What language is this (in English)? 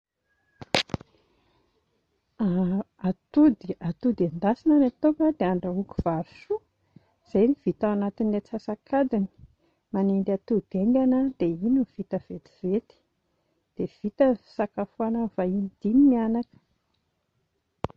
Malagasy